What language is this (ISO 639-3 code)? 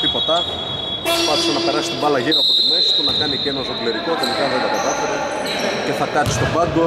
ell